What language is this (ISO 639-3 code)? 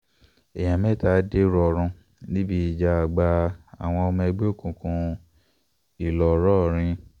yor